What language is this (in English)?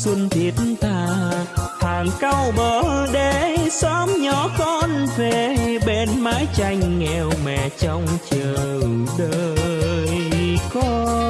Vietnamese